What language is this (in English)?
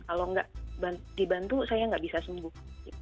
Indonesian